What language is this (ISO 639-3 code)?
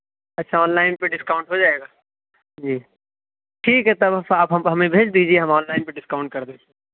urd